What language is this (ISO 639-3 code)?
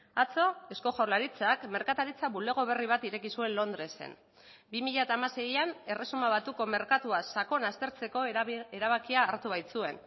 eus